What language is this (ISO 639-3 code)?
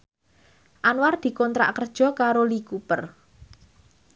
jav